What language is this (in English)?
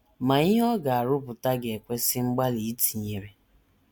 Igbo